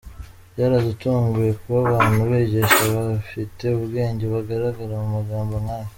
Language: Kinyarwanda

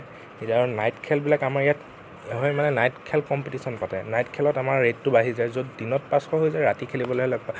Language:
Assamese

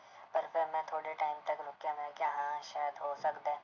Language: Punjabi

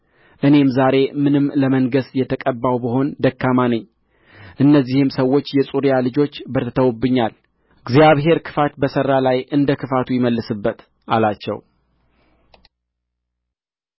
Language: Amharic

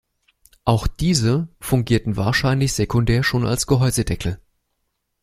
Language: German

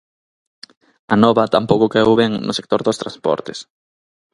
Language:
Galician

